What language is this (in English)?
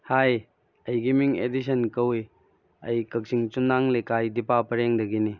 Manipuri